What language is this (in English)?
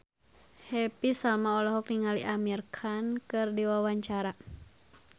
Sundanese